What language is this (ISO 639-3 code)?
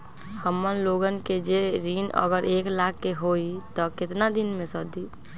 mag